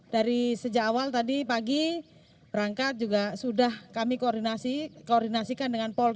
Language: Indonesian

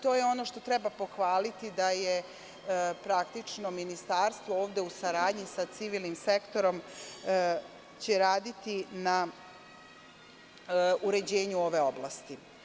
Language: Serbian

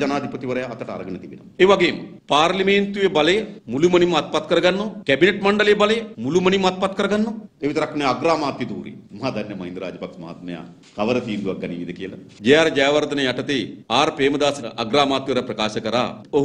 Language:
Hindi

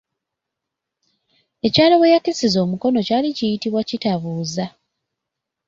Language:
Ganda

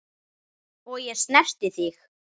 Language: Icelandic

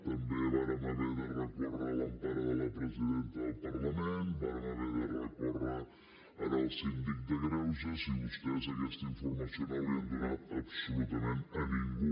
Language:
Catalan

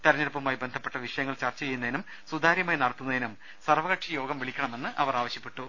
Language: Malayalam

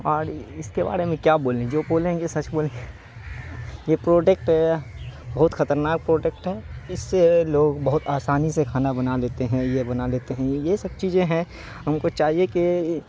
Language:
Urdu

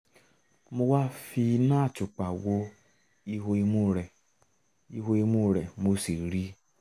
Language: Yoruba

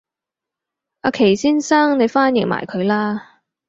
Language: Cantonese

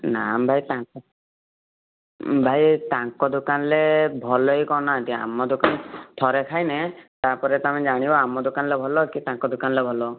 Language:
Odia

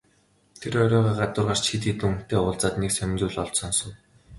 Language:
Mongolian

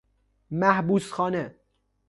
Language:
Persian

